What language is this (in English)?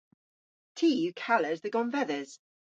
Cornish